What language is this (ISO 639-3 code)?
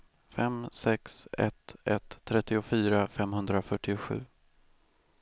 swe